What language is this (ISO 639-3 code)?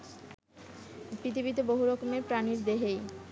ben